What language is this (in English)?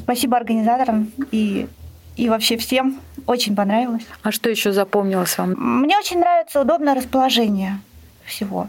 Russian